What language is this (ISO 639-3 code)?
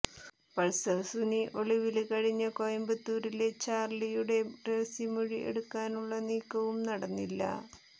mal